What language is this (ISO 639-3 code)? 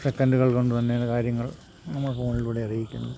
mal